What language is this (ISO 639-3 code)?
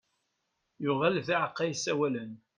kab